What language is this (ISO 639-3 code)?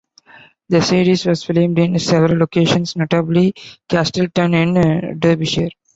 eng